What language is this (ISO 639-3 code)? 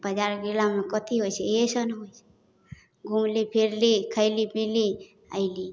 mai